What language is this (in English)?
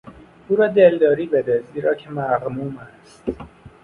Persian